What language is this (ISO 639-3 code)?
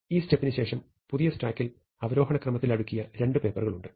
mal